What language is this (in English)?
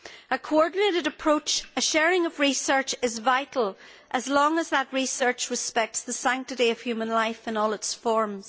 English